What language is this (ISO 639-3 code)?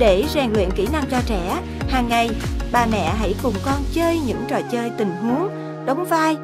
vie